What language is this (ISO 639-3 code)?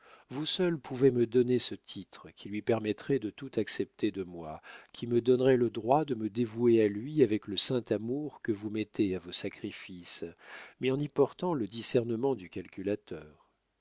fra